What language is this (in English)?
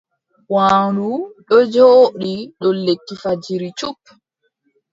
Adamawa Fulfulde